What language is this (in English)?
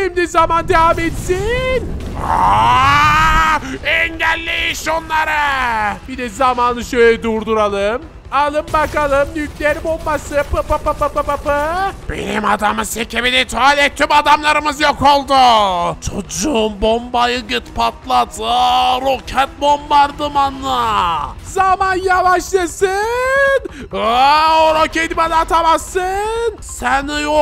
Turkish